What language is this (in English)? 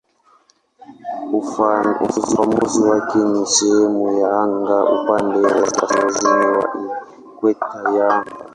Swahili